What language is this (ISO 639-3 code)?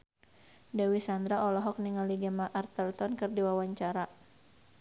sun